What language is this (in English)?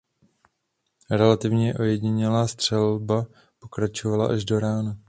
Czech